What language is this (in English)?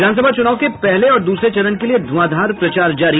Hindi